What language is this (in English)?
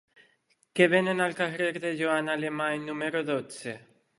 Catalan